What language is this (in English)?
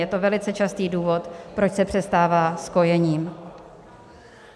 Czech